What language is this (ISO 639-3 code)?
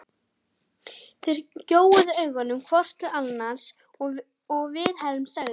isl